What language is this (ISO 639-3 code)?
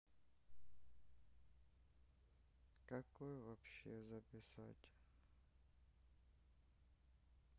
rus